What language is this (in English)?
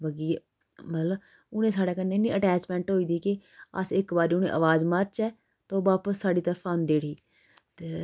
Dogri